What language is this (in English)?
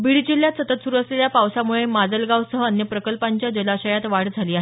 Marathi